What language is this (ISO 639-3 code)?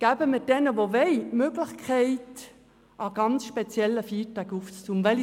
gsw